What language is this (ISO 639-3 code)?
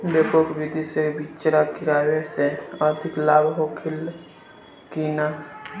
bho